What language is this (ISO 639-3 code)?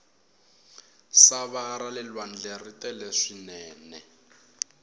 tso